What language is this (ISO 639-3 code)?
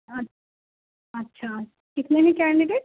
urd